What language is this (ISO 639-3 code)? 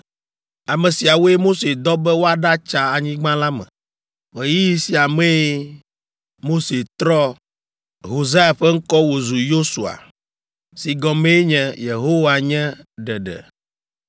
ewe